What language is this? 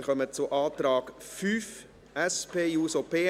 Swiss German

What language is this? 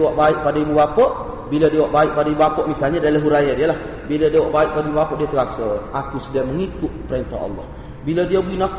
Malay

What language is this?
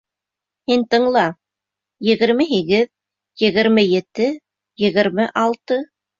Bashkir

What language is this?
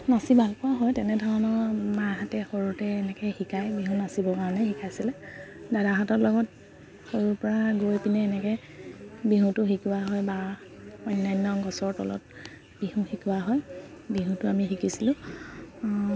Assamese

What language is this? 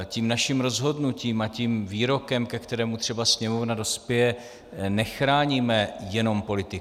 Czech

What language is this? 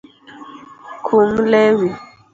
Luo (Kenya and Tanzania)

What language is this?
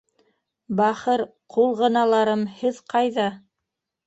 Bashkir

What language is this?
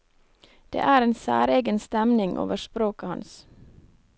Norwegian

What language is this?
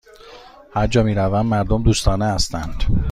Persian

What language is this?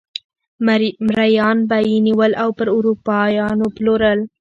Pashto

